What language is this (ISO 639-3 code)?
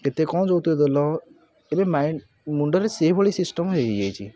ori